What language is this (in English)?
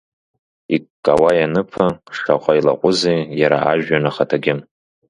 Abkhazian